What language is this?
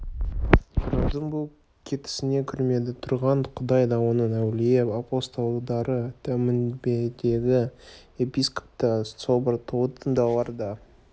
Kazakh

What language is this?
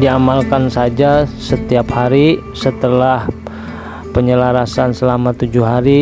Indonesian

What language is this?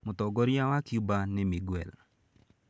Kikuyu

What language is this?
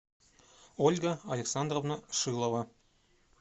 Russian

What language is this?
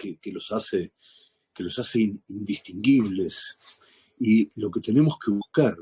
Spanish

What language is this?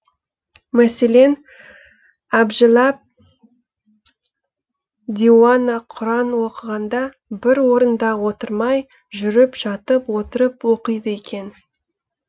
Kazakh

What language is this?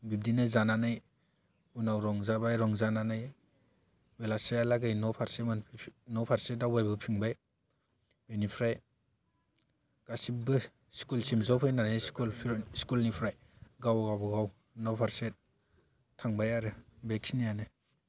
Bodo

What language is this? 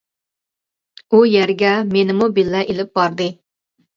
Uyghur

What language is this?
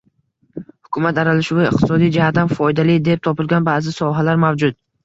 Uzbek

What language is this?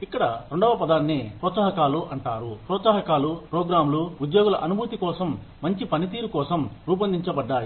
Telugu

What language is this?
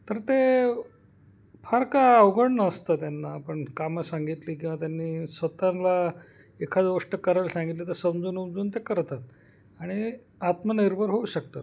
Marathi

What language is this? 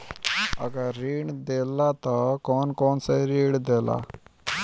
Bhojpuri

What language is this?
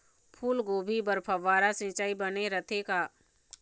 Chhattisgarhi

